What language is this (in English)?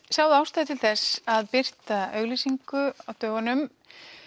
Icelandic